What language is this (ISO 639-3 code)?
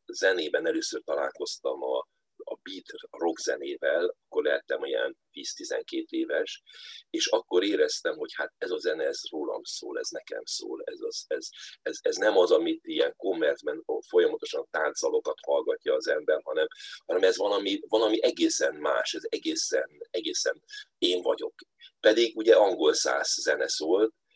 hun